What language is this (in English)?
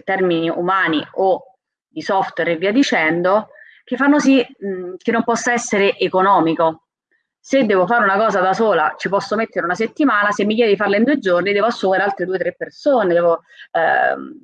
Italian